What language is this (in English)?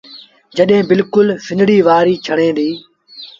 Sindhi Bhil